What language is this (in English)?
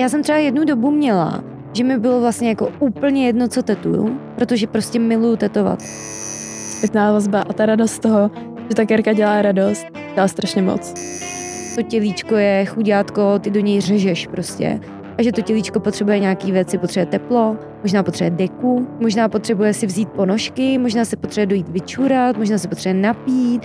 Czech